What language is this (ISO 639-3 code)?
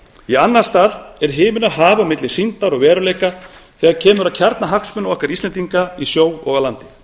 isl